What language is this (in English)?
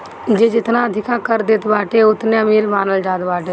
Bhojpuri